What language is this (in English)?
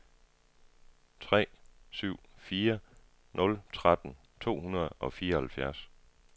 Danish